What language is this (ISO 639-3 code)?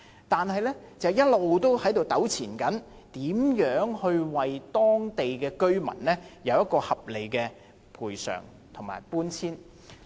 yue